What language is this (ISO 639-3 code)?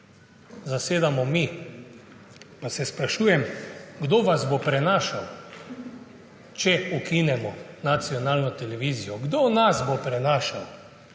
slv